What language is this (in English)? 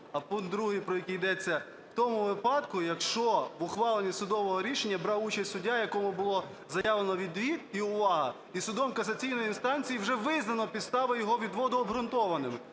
Ukrainian